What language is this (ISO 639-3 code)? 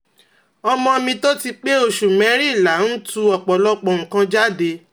yor